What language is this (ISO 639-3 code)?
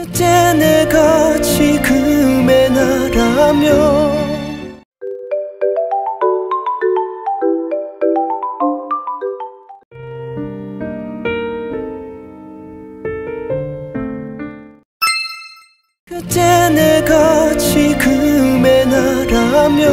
ron